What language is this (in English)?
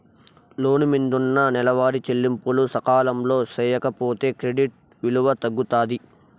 Telugu